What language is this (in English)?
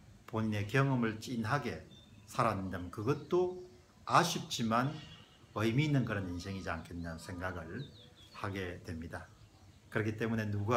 Korean